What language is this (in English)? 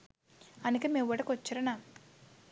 Sinhala